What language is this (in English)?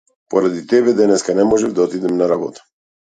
Macedonian